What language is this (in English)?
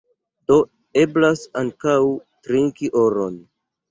Esperanto